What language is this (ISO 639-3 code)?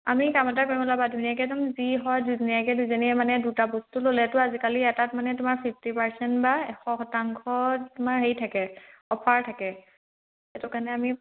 asm